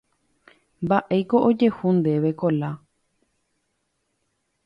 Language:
Guarani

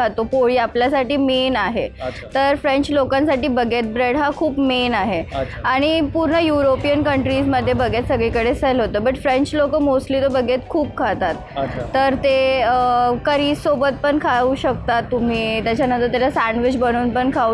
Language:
Marathi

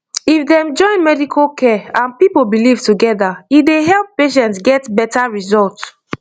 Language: Nigerian Pidgin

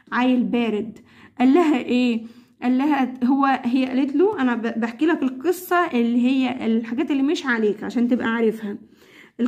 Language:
Arabic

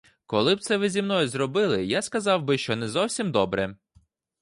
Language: Ukrainian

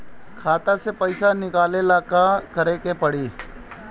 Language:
Bhojpuri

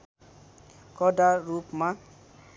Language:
Nepali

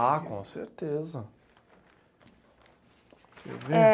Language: Portuguese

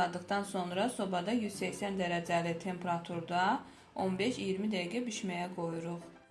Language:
Turkish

